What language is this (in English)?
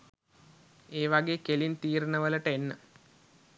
Sinhala